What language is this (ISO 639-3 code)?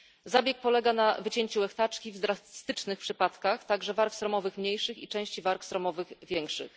pol